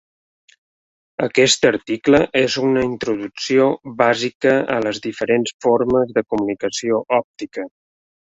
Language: Catalan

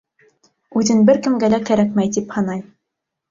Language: Bashkir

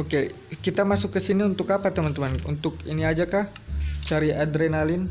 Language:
Indonesian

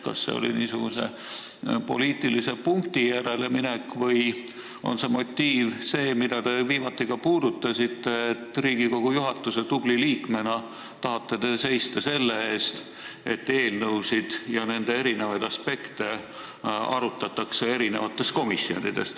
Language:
Estonian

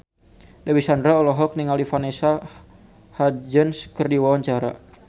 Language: Sundanese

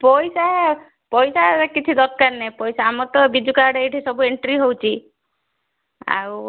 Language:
Odia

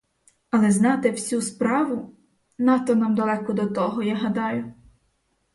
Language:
Ukrainian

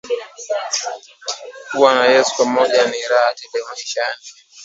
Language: Swahili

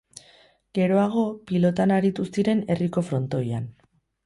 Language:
Basque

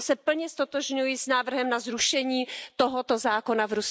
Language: Czech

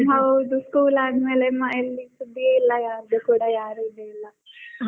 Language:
Kannada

